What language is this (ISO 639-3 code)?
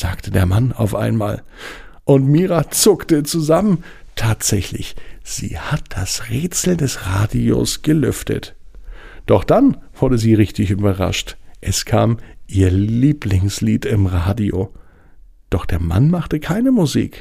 deu